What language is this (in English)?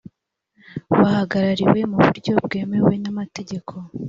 Kinyarwanda